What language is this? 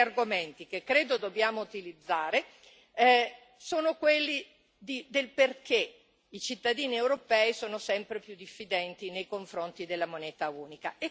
Italian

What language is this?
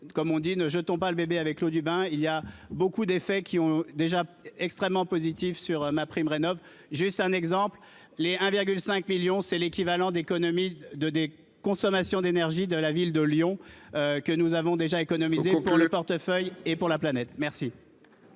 French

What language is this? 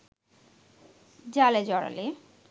Bangla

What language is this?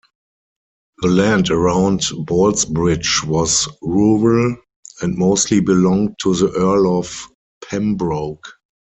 English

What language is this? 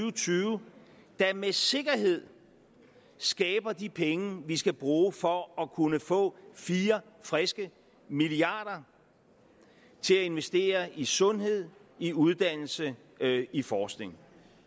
Danish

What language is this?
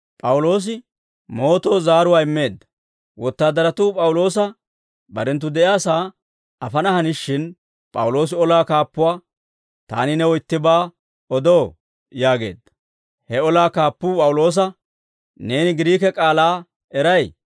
Dawro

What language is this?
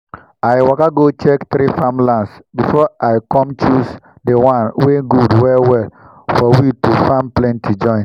Nigerian Pidgin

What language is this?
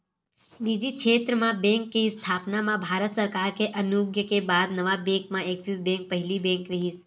Chhattisgarhi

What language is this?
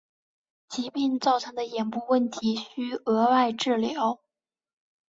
Chinese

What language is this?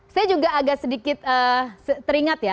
Indonesian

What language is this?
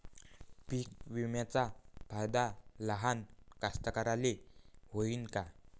Marathi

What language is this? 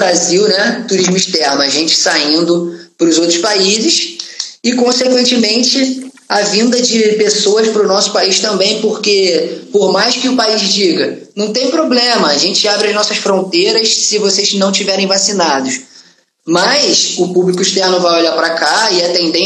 Portuguese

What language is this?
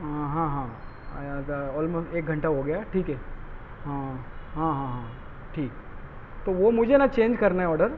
Urdu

